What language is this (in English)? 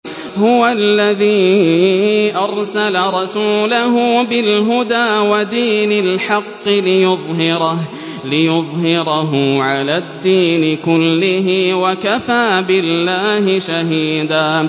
Arabic